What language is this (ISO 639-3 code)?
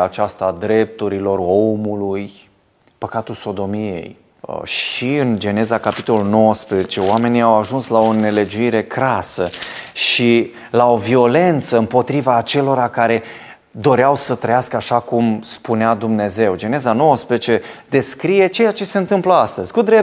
ron